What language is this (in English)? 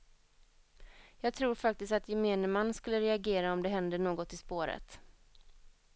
Swedish